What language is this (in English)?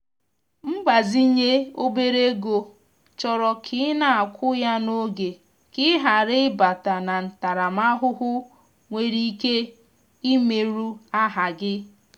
Igbo